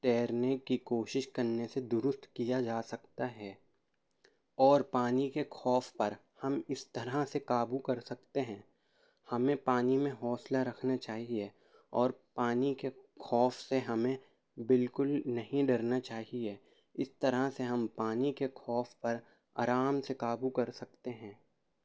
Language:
Urdu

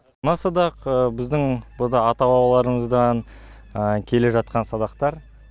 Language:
Kazakh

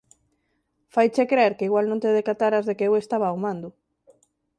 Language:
Galician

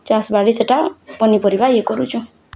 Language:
Odia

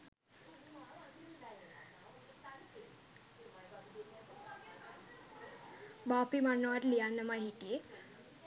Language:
Sinhala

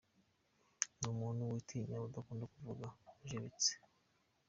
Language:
Kinyarwanda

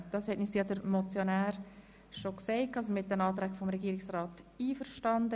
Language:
Swiss German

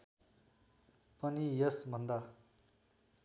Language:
Nepali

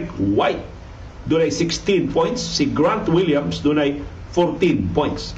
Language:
Filipino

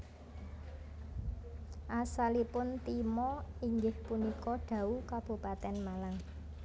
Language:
Javanese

